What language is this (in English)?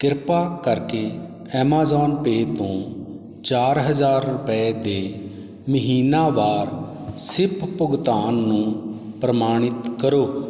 Punjabi